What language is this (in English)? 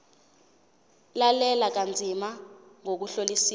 Zulu